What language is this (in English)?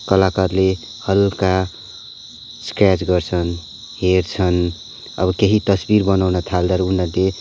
Nepali